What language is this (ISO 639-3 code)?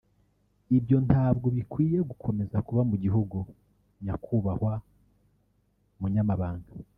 kin